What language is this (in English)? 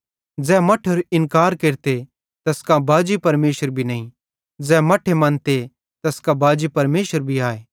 Bhadrawahi